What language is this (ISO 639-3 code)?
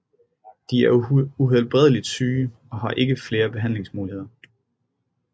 dan